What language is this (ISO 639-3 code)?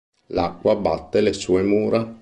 ita